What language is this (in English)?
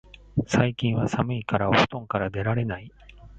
Japanese